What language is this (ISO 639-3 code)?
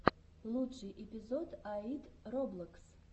rus